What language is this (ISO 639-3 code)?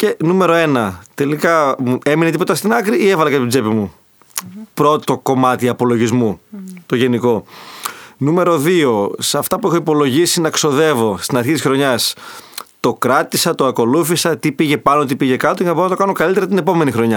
ell